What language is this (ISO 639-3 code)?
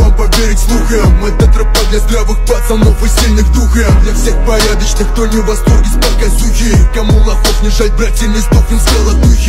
rus